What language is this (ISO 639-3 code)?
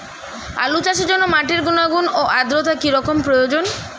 ben